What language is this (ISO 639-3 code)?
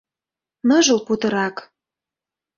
chm